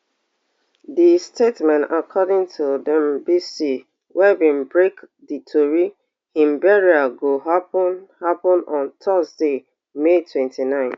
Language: Nigerian Pidgin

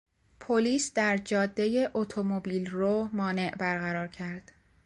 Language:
Persian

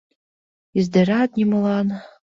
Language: Mari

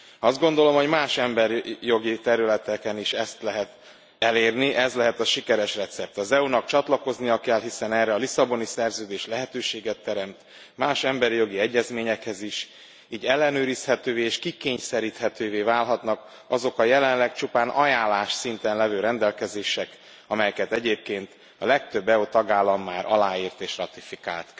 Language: Hungarian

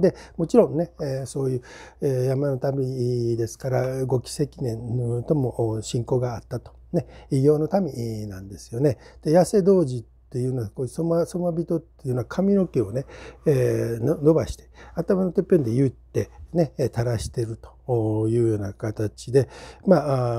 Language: Japanese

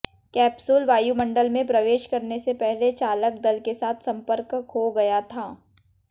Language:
Hindi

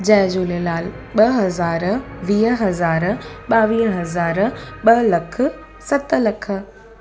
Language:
Sindhi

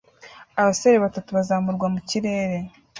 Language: Kinyarwanda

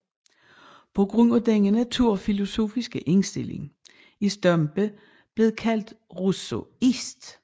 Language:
Danish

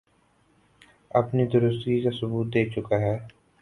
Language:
Urdu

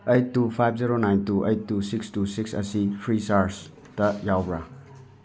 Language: Manipuri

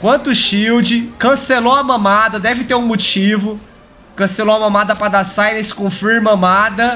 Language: Portuguese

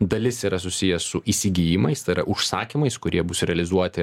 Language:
Lithuanian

